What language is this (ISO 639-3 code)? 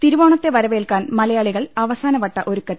mal